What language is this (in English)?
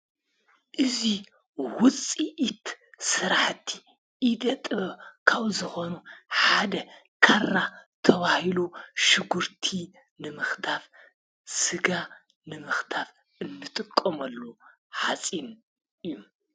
Tigrinya